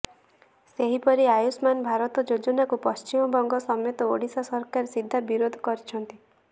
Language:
Odia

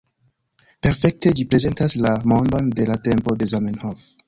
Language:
Esperanto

